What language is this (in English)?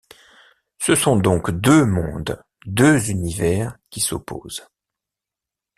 French